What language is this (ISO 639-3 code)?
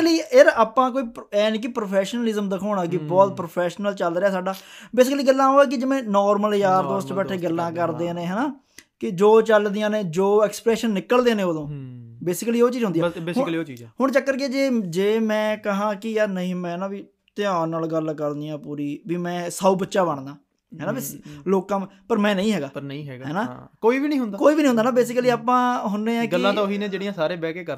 pan